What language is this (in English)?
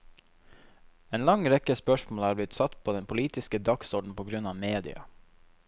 Norwegian